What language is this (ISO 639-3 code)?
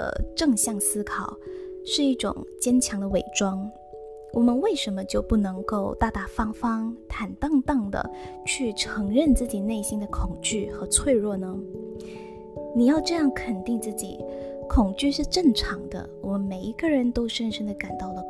zho